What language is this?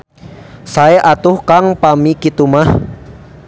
Sundanese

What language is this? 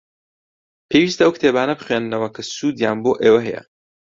Central Kurdish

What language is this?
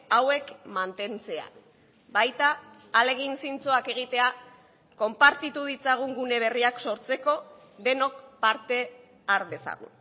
Basque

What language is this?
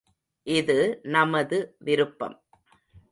Tamil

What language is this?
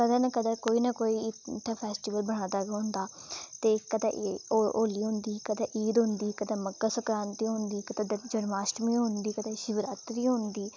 Dogri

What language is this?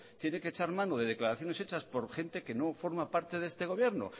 Spanish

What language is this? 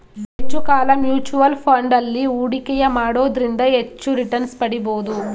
Kannada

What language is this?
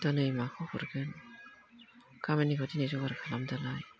Bodo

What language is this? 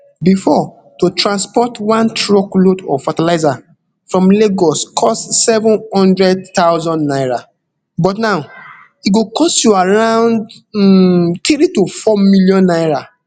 Nigerian Pidgin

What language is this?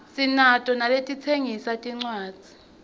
Swati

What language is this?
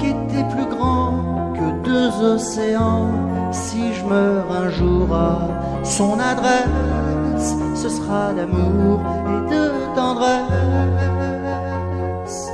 French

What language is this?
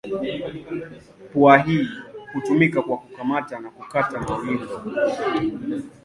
Swahili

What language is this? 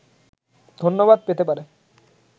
Bangla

